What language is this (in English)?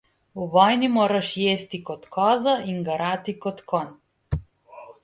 Slovenian